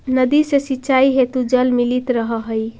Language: Magahi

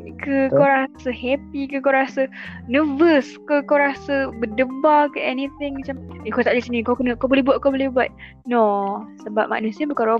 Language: Malay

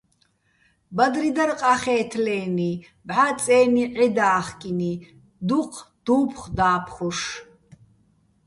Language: Bats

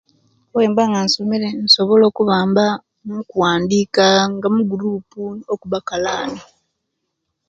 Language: Kenyi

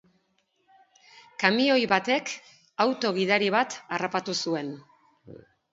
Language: Basque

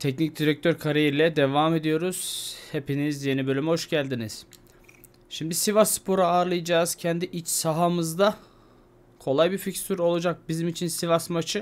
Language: Turkish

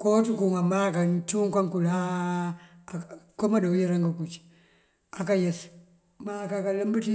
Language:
Mandjak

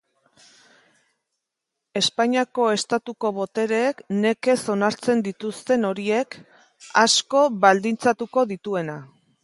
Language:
Basque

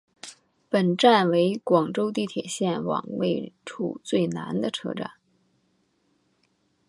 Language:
Chinese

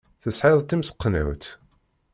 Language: Kabyle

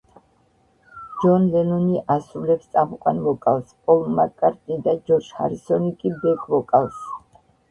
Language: Georgian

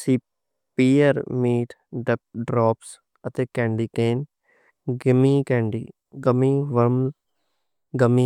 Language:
Western Panjabi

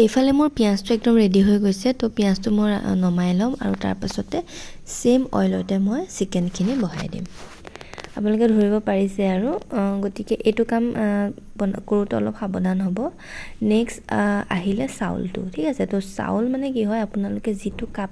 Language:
Indonesian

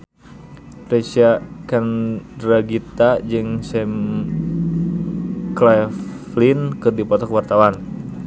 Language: Sundanese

